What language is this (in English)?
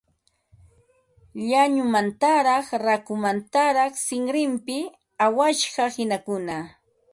Ambo-Pasco Quechua